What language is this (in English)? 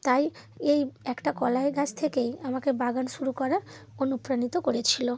Bangla